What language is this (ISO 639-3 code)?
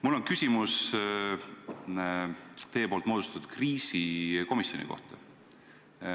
est